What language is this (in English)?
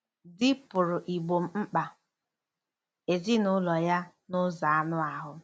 Igbo